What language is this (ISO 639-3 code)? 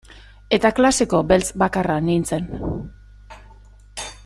eus